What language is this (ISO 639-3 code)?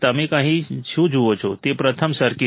guj